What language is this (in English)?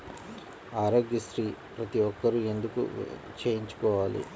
Telugu